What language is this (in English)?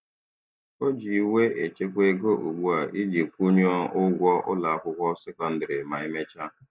Igbo